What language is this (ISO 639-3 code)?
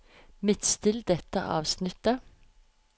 nor